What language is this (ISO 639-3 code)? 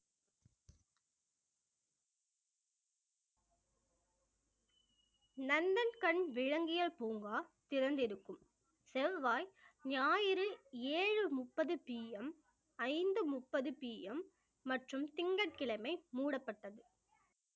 tam